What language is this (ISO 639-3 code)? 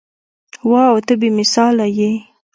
pus